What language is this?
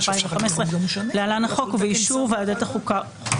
Hebrew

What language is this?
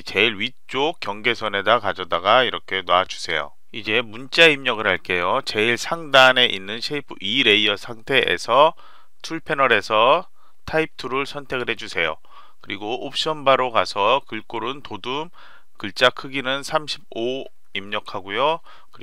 Korean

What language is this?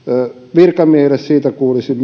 Finnish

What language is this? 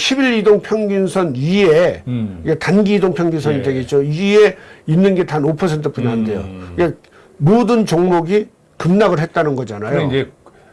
Korean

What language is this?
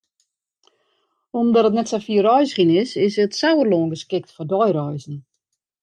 Western Frisian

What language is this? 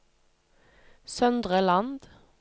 Norwegian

